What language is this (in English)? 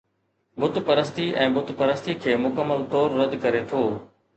Sindhi